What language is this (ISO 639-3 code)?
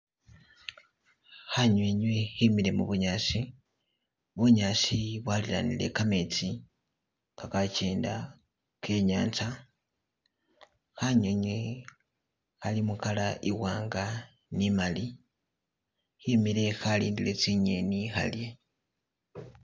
myx